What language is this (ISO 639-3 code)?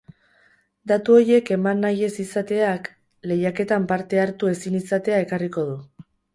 eus